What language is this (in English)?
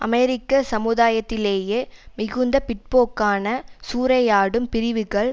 Tamil